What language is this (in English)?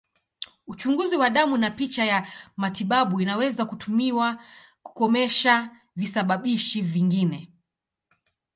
Swahili